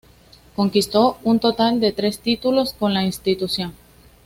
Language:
Spanish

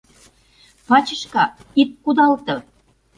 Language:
Mari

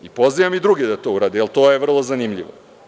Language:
Serbian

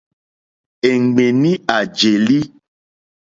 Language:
Mokpwe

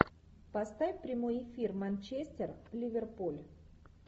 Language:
Russian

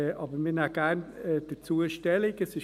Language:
Swiss German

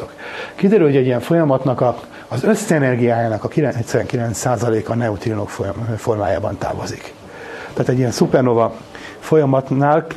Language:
Hungarian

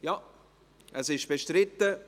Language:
Swiss German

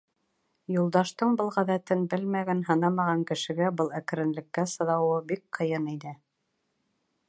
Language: Bashkir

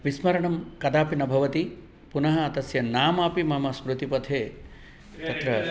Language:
Sanskrit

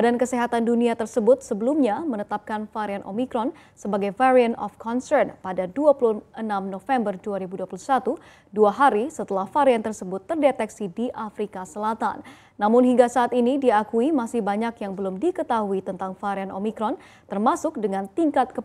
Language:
Indonesian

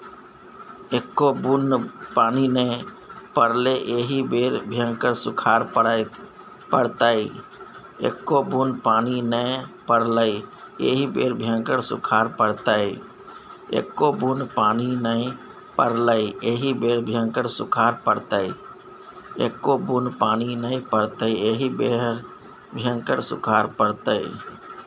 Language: Maithili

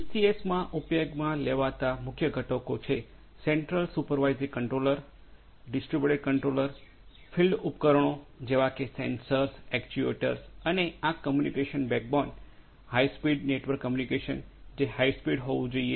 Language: Gujarati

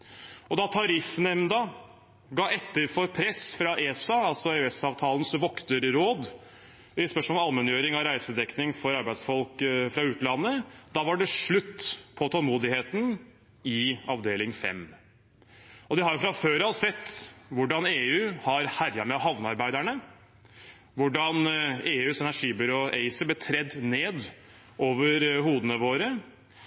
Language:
Norwegian Bokmål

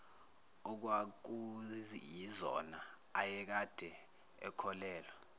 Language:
Zulu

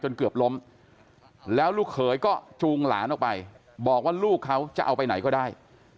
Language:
Thai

